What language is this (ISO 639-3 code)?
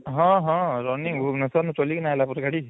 ori